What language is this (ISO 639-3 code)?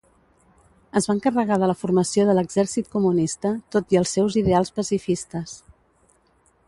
cat